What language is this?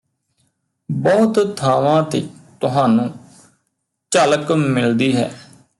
Punjabi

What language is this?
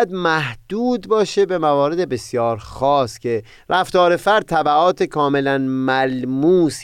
Persian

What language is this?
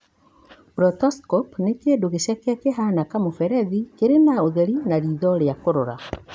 Kikuyu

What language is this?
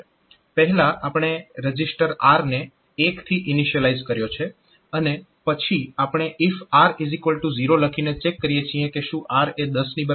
Gujarati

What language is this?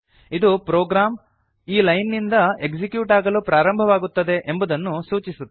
Kannada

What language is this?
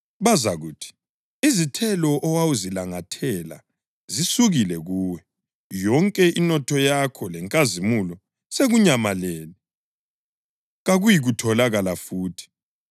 North Ndebele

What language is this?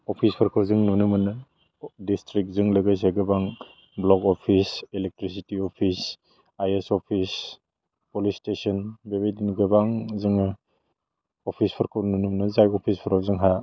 Bodo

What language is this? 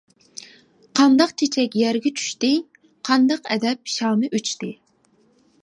Uyghur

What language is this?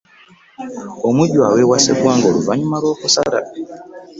Ganda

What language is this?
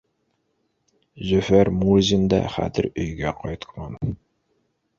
Bashkir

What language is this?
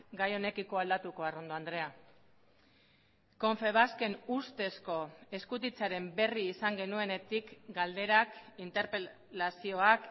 Basque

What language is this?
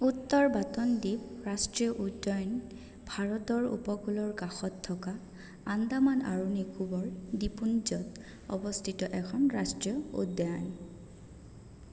Assamese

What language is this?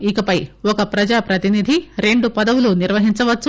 Telugu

